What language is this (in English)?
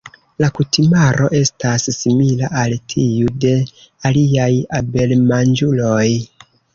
Esperanto